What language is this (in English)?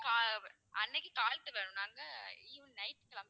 Tamil